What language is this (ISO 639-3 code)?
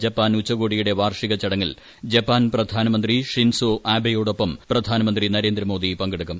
mal